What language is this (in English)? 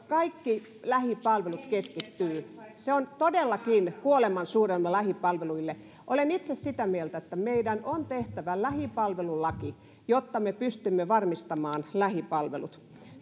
Finnish